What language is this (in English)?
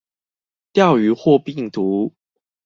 Chinese